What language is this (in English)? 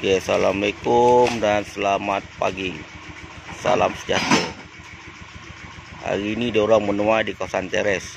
Malay